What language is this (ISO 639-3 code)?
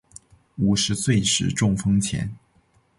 zho